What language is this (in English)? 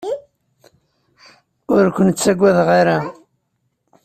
Kabyle